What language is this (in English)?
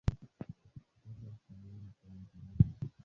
Swahili